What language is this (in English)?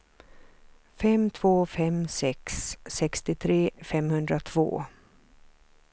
Swedish